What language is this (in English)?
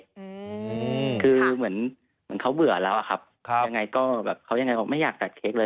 Thai